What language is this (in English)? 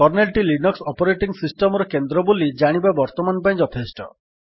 Odia